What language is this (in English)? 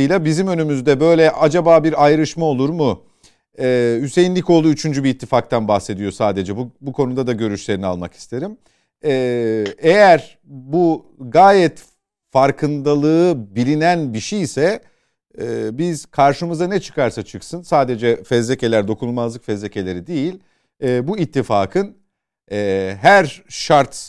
Turkish